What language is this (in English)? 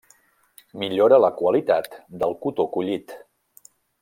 Catalan